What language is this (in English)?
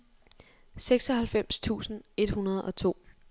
Danish